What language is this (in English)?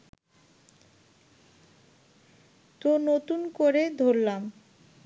Bangla